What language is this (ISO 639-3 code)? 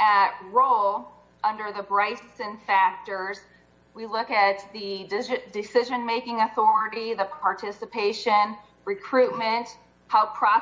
eng